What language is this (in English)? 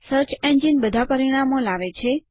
Gujarati